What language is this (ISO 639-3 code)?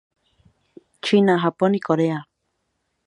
spa